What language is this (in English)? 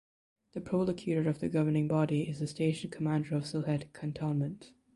English